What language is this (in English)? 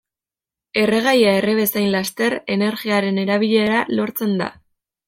Basque